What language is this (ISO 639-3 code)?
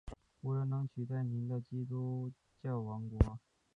zho